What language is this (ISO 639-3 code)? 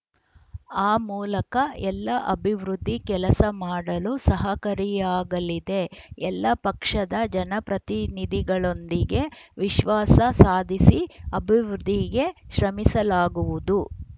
kan